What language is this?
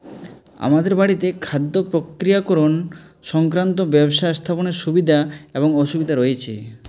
Bangla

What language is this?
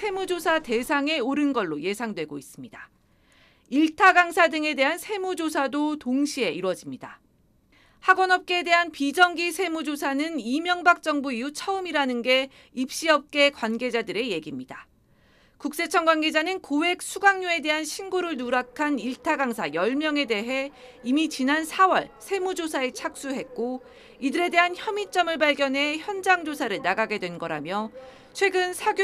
Korean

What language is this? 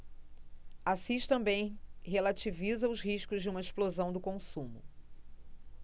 Portuguese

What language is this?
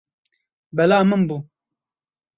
Kurdish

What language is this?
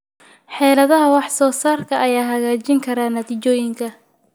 Somali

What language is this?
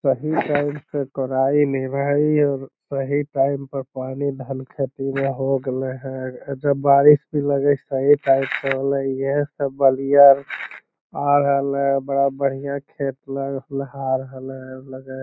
Magahi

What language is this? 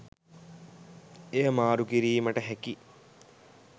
Sinhala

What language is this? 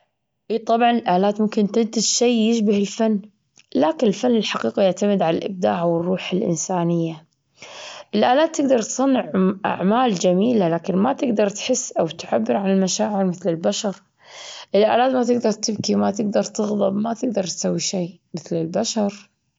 Gulf Arabic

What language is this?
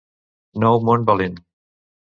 Catalan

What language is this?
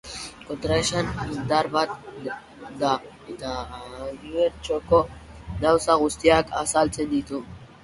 Basque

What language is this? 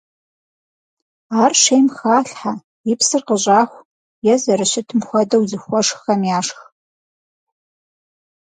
Kabardian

